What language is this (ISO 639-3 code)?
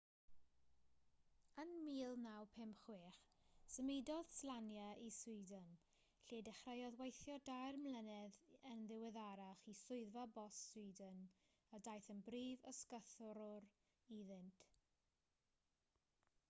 cym